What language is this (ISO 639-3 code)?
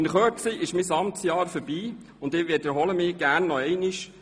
gsw